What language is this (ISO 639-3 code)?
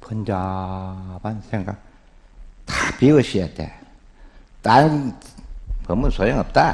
kor